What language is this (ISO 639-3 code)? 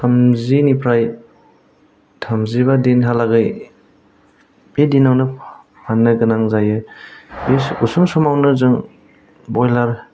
brx